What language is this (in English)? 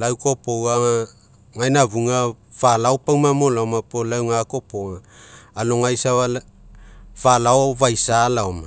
Mekeo